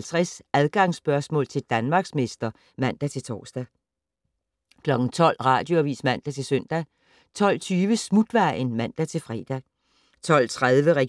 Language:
Danish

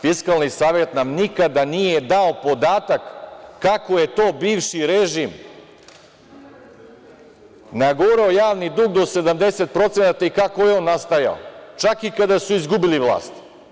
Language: Serbian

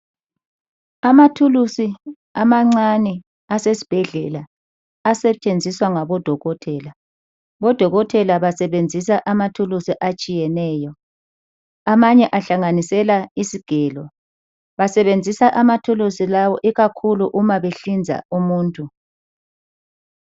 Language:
North Ndebele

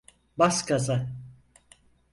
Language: Turkish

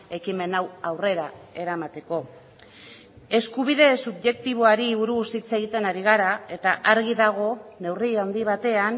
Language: Basque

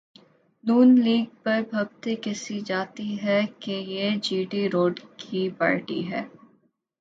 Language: Urdu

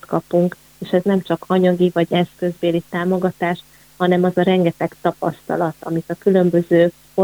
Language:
Hungarian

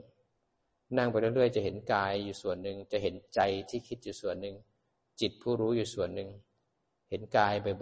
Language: Thai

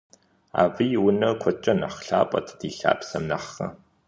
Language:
Kabardian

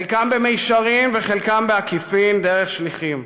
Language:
Hebrew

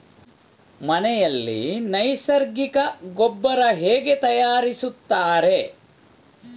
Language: Kannada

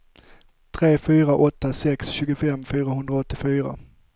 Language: Swedish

